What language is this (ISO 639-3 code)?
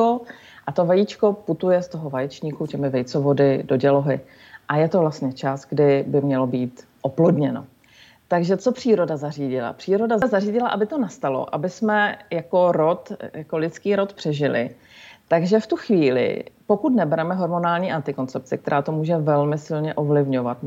ces